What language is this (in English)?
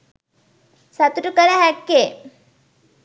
Sinhala